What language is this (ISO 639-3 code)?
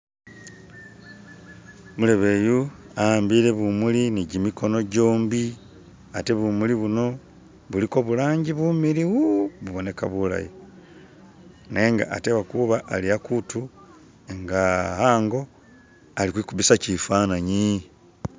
myx